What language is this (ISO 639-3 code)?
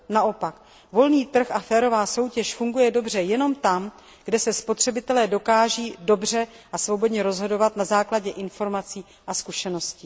ces